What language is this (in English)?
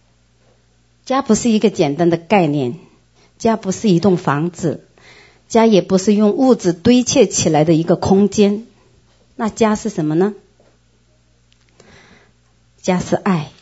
Chinese